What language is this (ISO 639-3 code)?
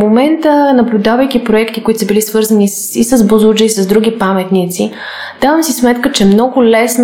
bul